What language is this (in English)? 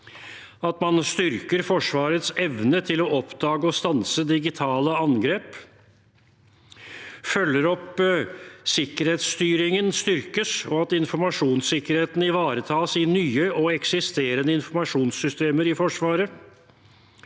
Norwegian